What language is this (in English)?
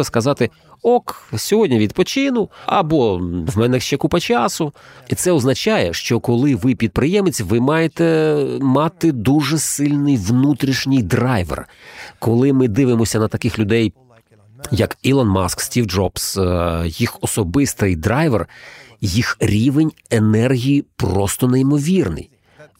Ukrainian